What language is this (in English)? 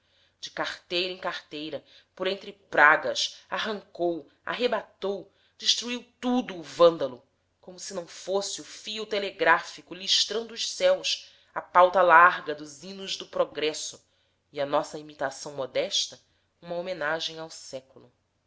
Portuguese